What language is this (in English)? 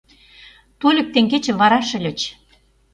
Mari